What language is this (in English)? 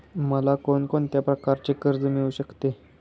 Marathi